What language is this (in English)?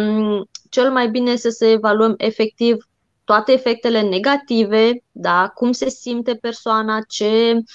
Romanian